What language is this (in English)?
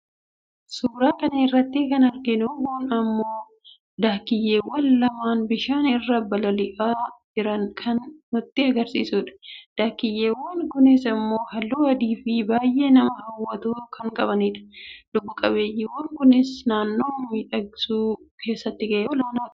Oromo